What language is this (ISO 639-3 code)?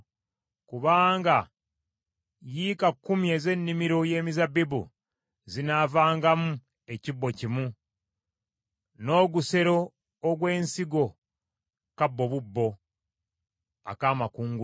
lug